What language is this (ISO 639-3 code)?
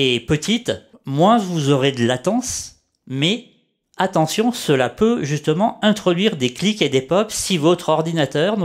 fra